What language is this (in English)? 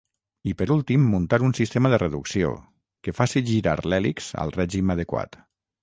Catalan